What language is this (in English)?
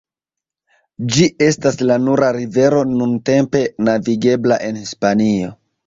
Esperanto